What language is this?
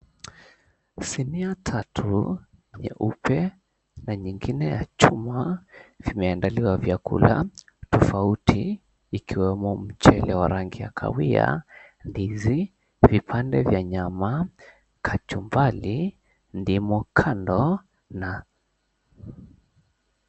Swahili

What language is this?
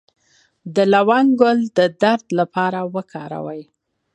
Pashto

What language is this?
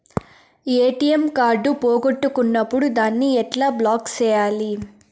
Telugu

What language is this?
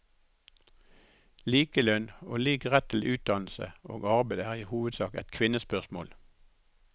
Norwegian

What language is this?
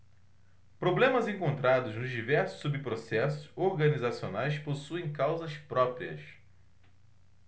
Portuguese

